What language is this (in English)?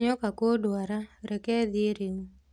Kikuyu